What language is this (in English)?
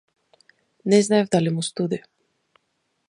Macedonian